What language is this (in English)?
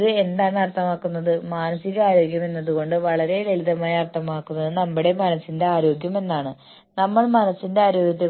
Malayalam